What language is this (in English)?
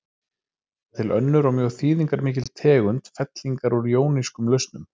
Icelandic